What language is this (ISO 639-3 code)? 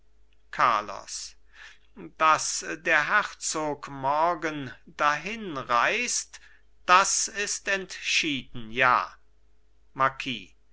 deu